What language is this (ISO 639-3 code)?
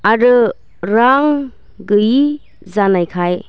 brx